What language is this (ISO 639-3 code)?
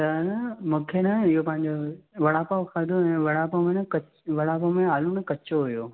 snd